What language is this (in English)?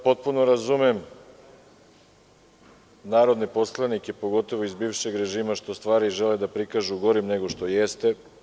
Serbian